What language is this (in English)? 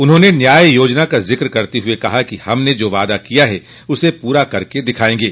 Hindi